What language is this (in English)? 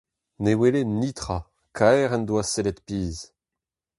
Breton